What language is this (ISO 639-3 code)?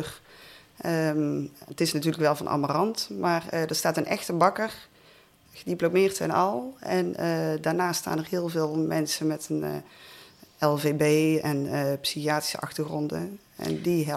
nld